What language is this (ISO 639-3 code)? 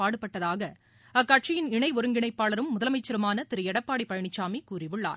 tam